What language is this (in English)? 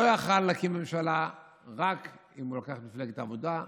Hebrew